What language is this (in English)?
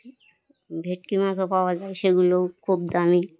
Bangla